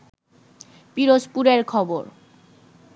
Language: Bangla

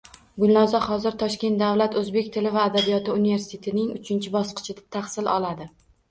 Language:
Uzbek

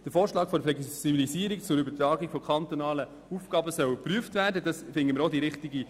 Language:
Swiss German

